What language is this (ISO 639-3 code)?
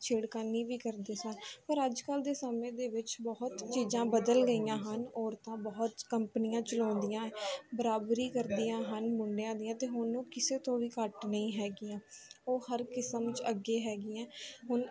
pan